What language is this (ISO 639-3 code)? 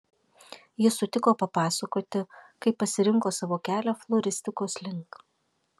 lit